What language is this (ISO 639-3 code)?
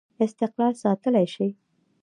pus